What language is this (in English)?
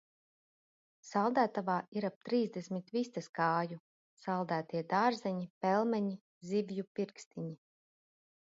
Latvian